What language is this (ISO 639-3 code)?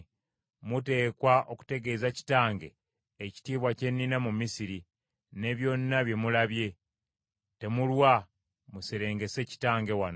lug